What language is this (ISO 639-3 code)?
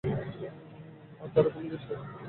ben